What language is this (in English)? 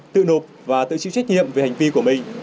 Vietnamese